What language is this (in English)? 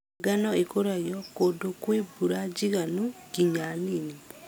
Kikuyu